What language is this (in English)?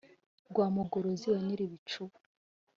Kinyarwanda